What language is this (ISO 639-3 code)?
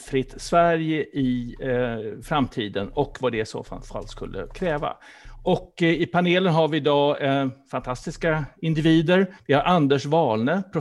swe